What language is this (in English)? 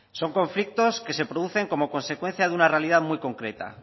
Spanish